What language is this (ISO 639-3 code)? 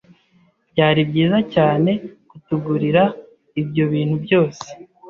kin